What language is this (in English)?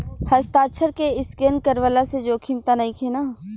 Bhojpuri